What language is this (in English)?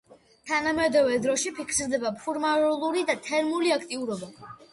Georgian